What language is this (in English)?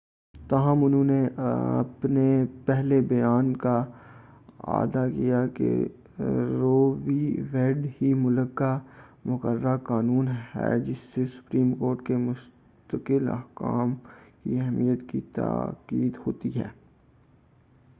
Urdu